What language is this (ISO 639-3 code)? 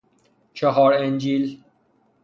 fas